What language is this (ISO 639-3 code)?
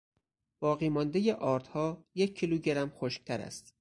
fas